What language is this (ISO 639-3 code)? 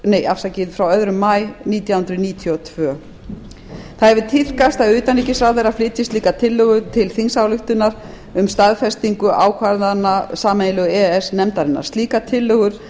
isl